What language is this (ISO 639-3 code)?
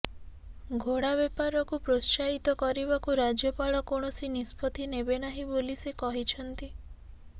ori